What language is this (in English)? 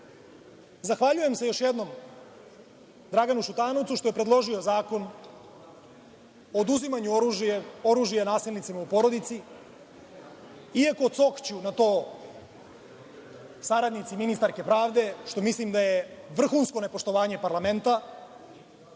Serbian